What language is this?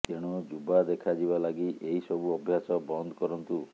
Odia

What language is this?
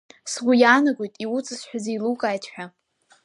Abkhazian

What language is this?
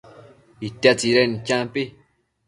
Matsés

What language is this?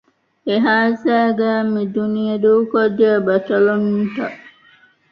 Divehi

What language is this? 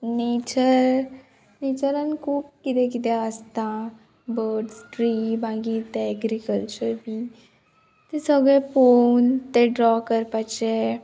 Konkani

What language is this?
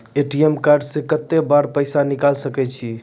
Maithili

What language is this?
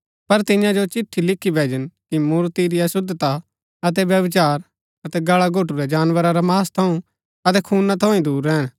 Gaddi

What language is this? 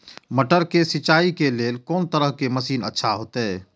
Maithili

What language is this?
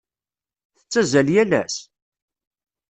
Kabyle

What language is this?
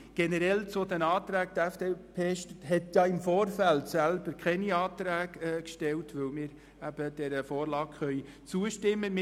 Swiss German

